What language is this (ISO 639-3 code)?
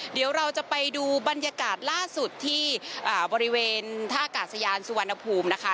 tha